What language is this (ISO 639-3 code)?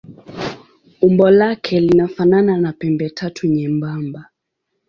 swa